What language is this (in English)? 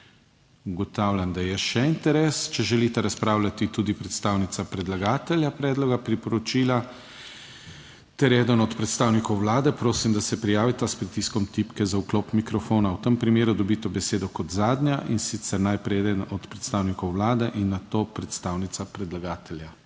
Slovenian